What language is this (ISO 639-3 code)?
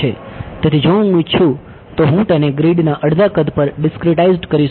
guj